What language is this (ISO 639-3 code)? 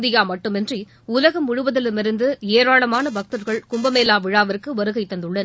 tam